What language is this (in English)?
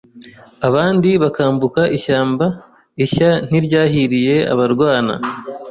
Kinyarwanda